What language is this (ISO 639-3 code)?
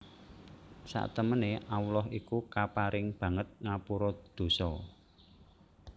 jav